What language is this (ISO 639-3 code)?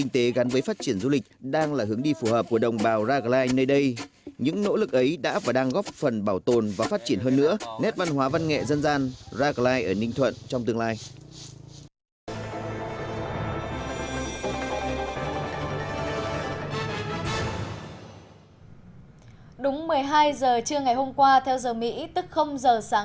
vie